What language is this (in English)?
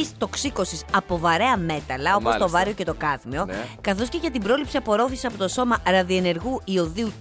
Greek